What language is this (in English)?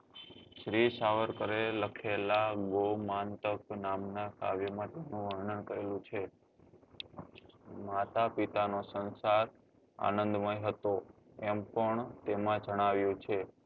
Gujarati